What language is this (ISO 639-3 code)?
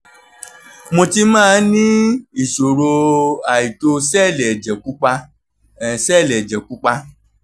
yor